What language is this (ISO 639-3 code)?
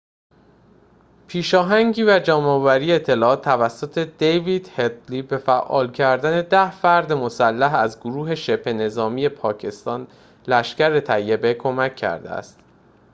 fas